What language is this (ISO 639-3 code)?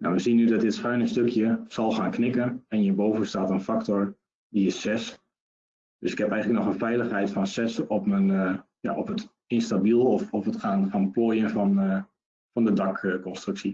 nld